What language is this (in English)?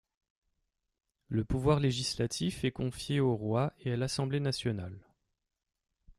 French